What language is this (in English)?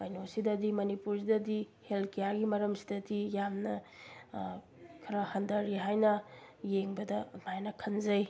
Manipuri